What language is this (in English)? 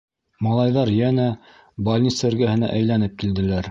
Bashkir